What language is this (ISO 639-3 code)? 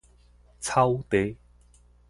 nan